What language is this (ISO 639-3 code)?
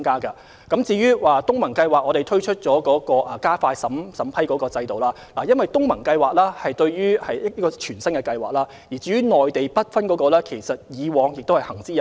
yue